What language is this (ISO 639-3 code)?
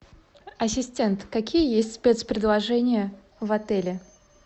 rus